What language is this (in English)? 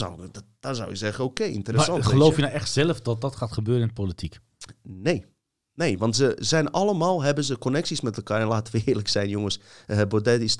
Dutch